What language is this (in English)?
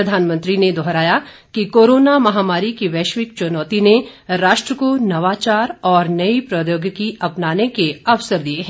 Hindi